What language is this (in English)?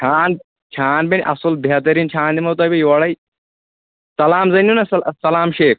Kashmiri